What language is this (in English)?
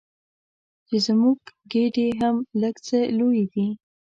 Pashto